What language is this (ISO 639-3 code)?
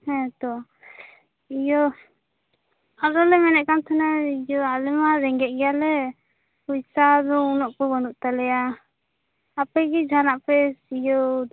sat